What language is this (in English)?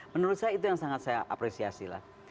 Indonesian